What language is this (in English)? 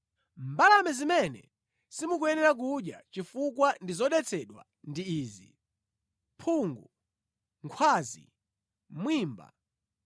Nyanja